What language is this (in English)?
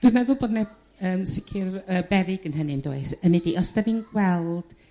Welsh